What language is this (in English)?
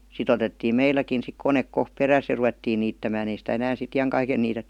Finnish